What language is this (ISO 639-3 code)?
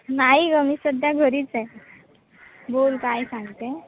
mar